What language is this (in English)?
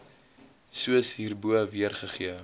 Afrikaans